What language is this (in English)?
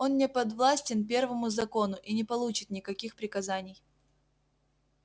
Russian